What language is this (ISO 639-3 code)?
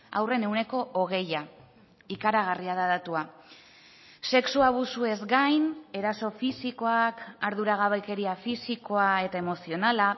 eus